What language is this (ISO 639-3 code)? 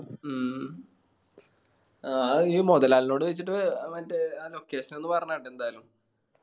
mal